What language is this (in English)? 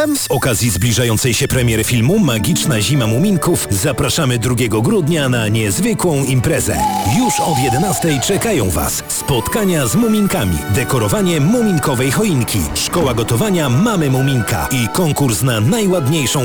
Polish